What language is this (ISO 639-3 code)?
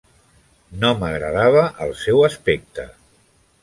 cat